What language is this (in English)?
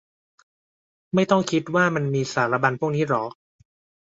Thai